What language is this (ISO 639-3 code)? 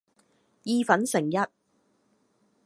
yue